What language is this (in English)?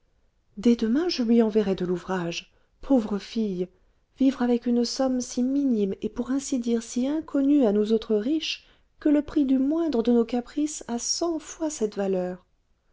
French